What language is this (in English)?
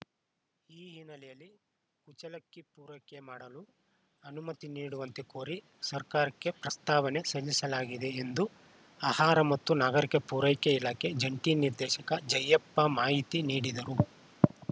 Kannada